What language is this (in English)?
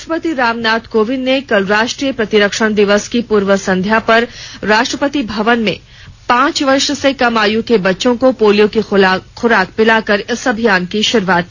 Hindi